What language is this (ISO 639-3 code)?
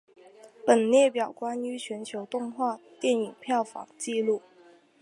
zho